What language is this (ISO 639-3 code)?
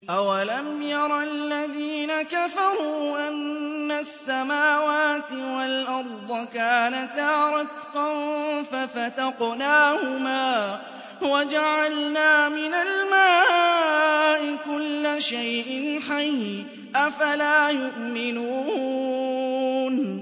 ara